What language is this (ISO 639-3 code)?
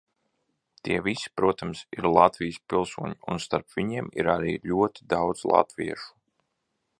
lav